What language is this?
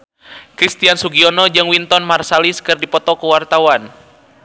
Sundanese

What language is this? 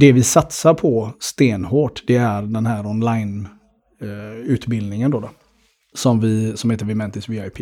Swedish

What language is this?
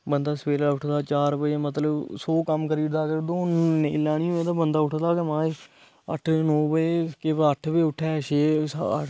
Dogri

